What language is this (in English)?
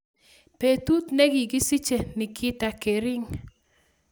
Kalenjin